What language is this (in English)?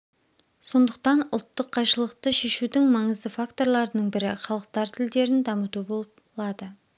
Kazakh